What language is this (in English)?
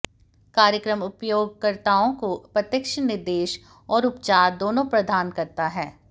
Hindi